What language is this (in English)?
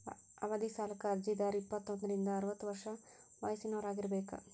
Kannada